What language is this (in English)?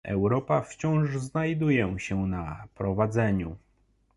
Polish